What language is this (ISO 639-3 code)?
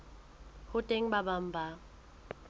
sot